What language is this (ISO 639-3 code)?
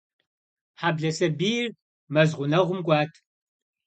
kbd